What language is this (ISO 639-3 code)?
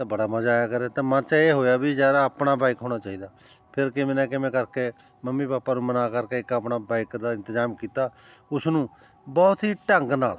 pan